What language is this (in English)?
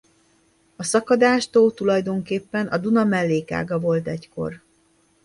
Hungarian